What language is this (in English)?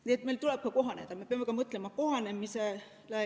Estonian